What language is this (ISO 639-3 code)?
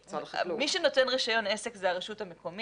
heb